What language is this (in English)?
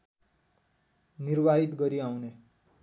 Nepali